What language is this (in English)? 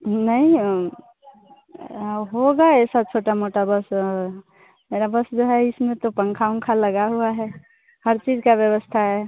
Hindi